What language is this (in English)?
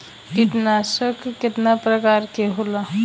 Bhojpuri